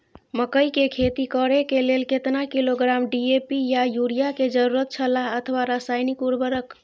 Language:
Maithili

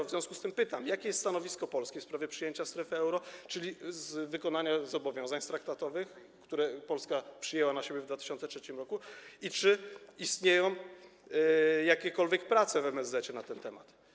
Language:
Polish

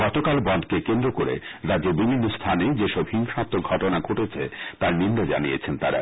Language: Bangla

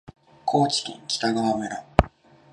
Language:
Japanese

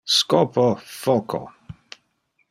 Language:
Interlingua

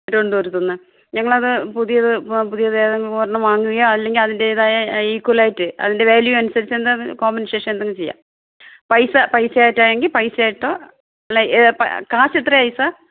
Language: Malayalam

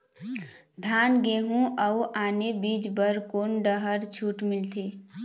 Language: Chhattisgarhi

